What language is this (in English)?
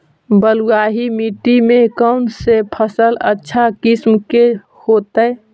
Magahi